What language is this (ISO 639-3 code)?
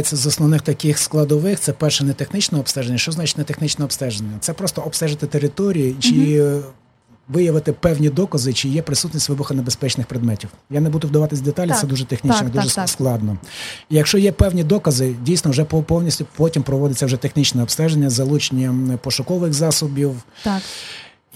ukr